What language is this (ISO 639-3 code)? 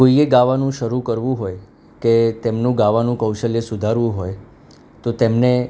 guj